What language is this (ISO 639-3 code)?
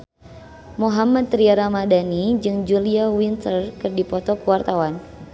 sun